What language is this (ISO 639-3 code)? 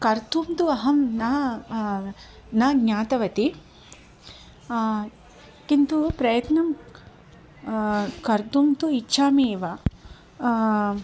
san